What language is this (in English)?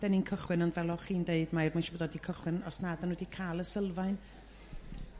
Welsh